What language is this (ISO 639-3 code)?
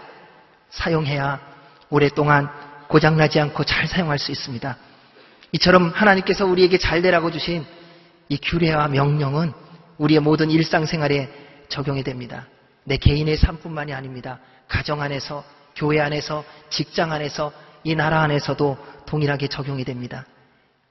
kor